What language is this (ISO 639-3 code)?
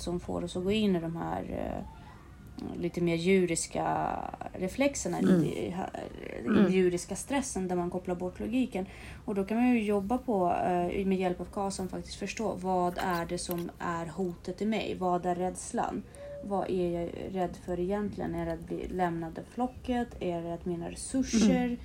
swe